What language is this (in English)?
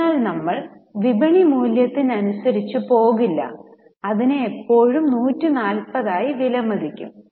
Malayalam